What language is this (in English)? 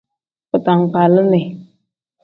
Tem